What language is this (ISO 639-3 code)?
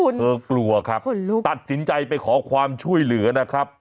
tha